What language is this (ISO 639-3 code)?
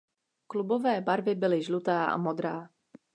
ces